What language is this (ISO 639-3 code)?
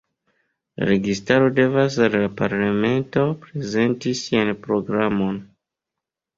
epo